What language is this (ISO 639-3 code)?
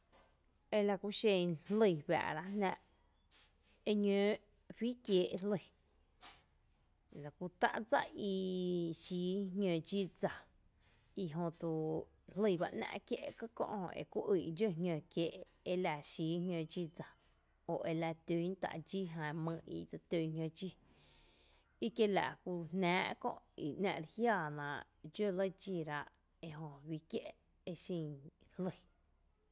cte